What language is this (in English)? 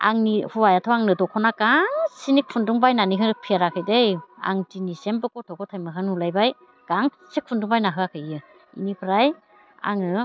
Bodo